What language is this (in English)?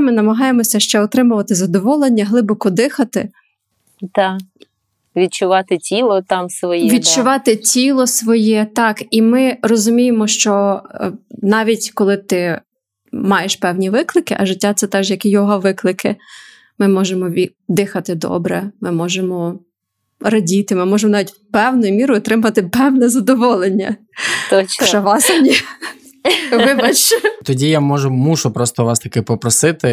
Ukrainian